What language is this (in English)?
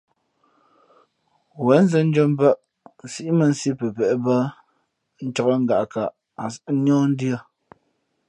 Fe'fe'